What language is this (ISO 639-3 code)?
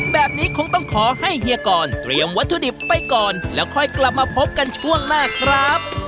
tha